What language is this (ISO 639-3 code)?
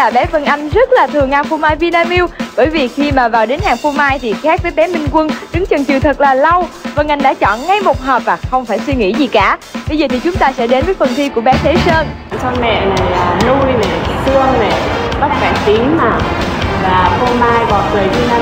vie